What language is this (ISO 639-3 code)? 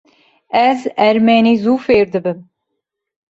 kur